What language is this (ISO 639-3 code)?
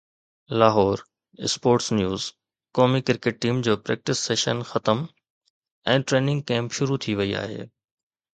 snd